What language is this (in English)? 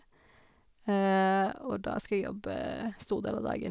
Norwegian